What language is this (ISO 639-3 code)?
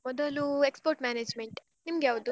kan